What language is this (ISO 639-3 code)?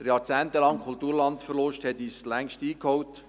gsw